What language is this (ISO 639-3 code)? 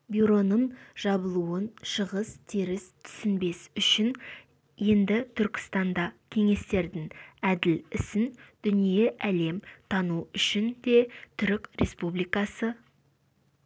kaz